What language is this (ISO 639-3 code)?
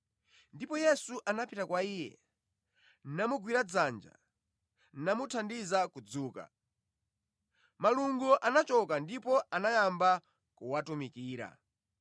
nya